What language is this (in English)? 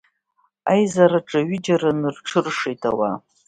Abkhazian